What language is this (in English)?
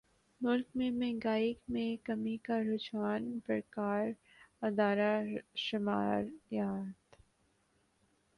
Urdu